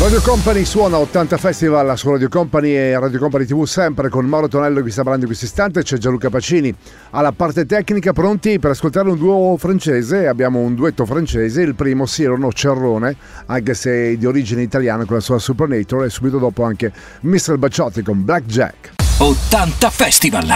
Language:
Italian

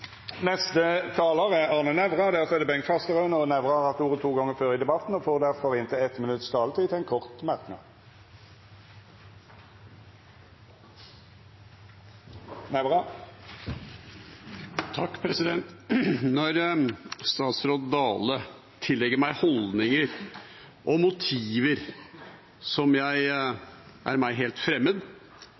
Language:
Norwegian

